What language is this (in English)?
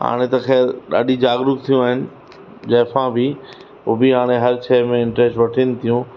Sindhi